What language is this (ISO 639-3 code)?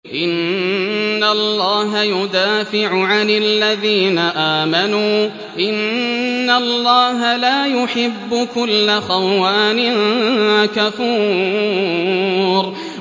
ara